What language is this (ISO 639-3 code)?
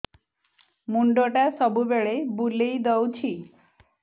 ori